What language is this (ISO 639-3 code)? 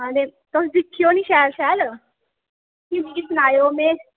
doi